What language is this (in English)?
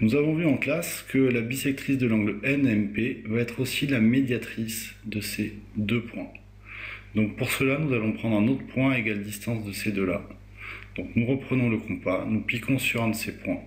French